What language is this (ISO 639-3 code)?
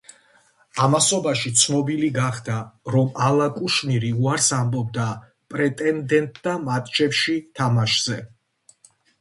kat